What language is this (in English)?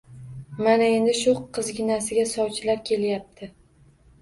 Uzbek